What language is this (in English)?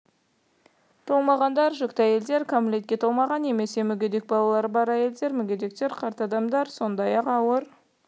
Kazakh